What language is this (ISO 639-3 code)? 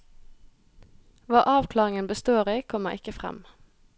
nor